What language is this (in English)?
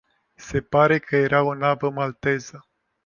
Romanian